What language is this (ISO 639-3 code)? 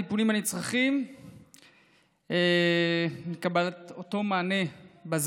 heb